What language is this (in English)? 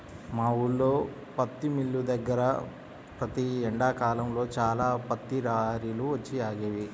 Telugu